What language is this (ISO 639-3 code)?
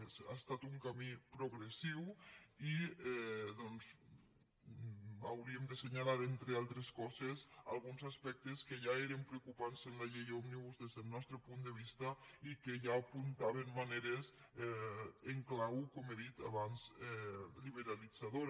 cat